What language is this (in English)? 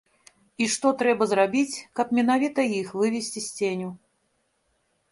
Belarusian